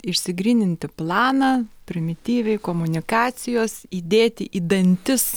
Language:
Lithuanian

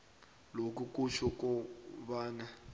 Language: South Ndebele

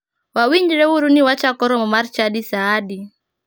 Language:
Luo (Kenya and Tanzania)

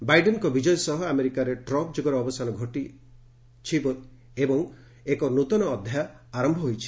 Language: Odia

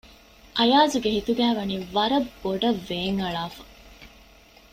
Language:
Divehi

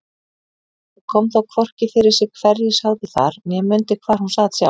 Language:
Icelandic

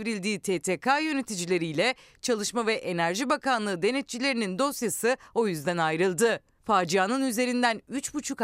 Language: Turkish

